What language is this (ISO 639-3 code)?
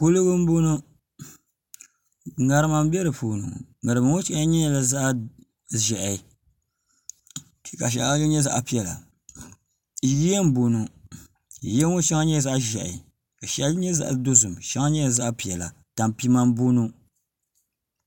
dag